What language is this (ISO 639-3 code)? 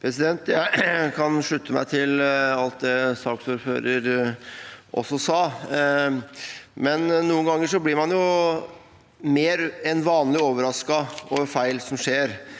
nor